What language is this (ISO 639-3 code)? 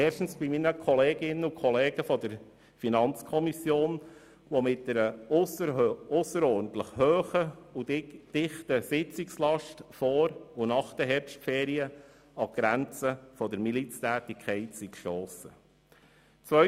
gsw